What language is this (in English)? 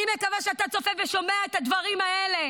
Hebrew